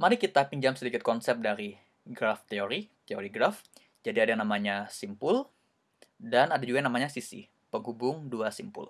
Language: Indonesian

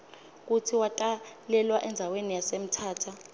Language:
Swati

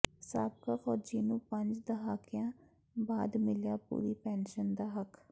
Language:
Punjabi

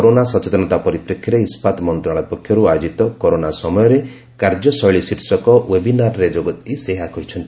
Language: Odia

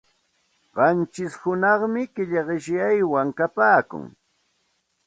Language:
Santa Ana de Tusi Pasco Quechua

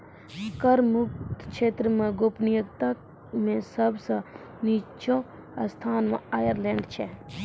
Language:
Maithili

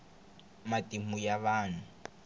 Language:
Tsonga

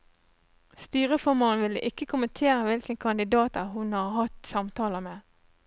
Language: Norwegian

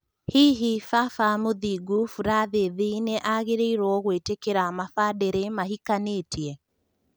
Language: Kikuyu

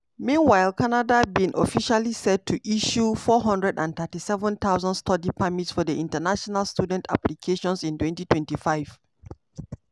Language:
Nigerian Pidgin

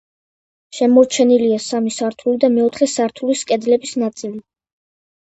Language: Georgian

